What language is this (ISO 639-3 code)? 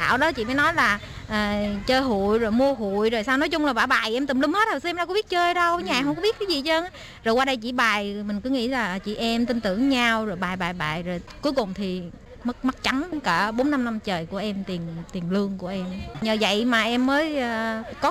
vie